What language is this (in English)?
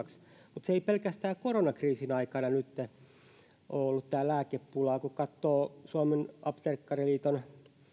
Finnish